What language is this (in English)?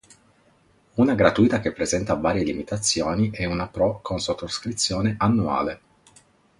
Italian